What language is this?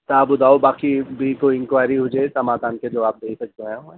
Sindhi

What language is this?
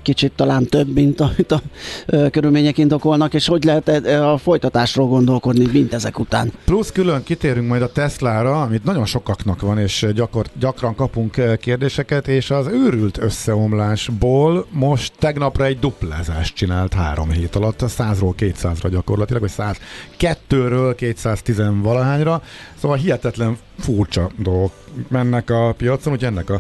Hungarian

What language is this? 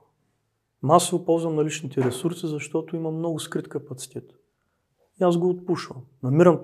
Bulgarian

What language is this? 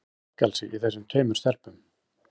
Icelandic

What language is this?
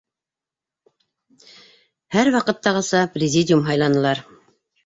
Bashkir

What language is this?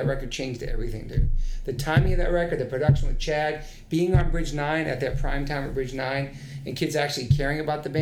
English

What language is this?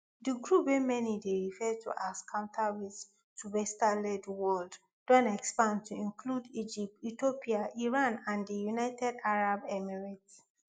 Nigerian Pidgin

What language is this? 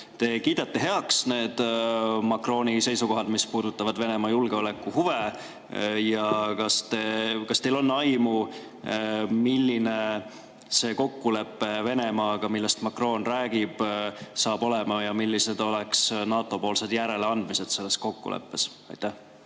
Estonian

